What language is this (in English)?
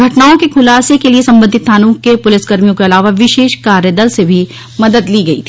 Hindi